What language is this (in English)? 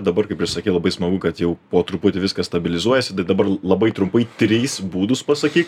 Lithuanian